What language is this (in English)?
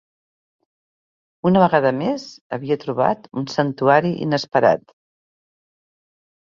Catalan